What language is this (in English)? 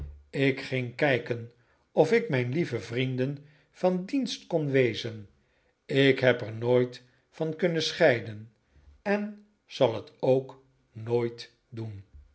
Dutch